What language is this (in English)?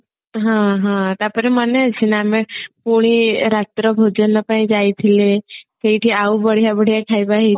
Odia